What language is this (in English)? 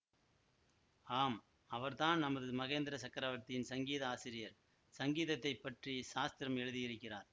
Tamil